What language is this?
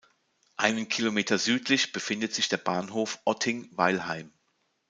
German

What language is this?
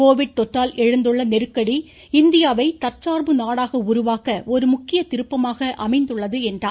Tamil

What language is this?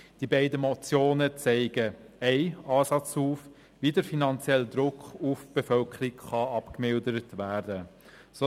Swiss German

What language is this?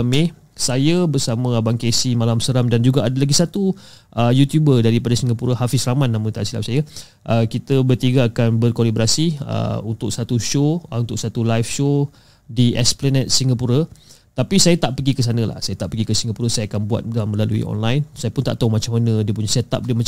Malay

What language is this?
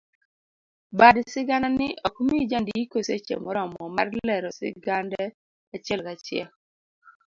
Luo (Kenya and Tanzania)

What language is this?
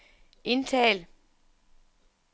Danish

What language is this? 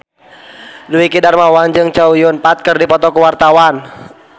Sundanese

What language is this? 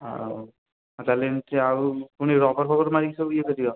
Odia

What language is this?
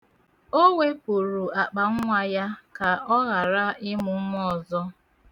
Igbo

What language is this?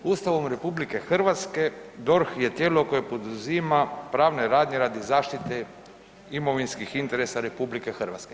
Croatian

